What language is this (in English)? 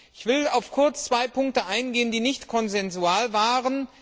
German